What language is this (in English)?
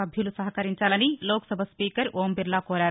Telugu